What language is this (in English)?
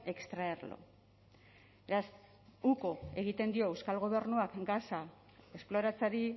Basque